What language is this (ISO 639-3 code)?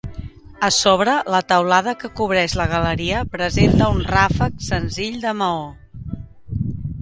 cat